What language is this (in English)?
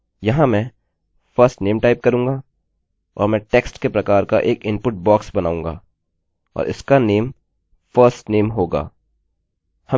Hindi